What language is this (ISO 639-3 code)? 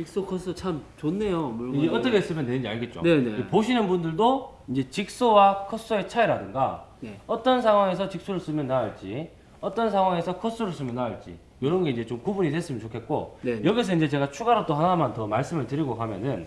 kor